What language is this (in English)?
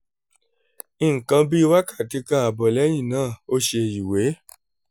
Yoruba